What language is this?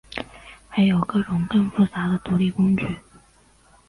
Chinese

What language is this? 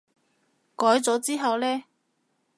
Cantonese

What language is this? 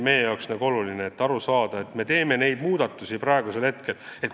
Estonian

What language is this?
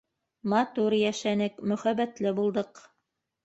Bashkir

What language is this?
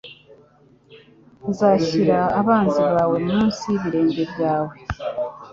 Kinyarwanda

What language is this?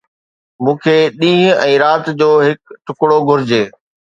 Sindhi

